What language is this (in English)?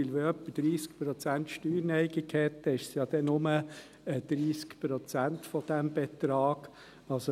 Swiss German